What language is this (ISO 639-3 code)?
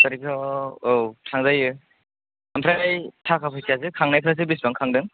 brx